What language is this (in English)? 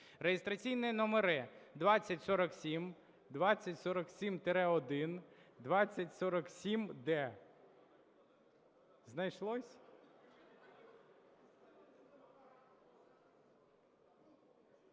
Ukrainian